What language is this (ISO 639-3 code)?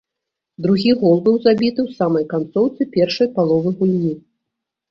bel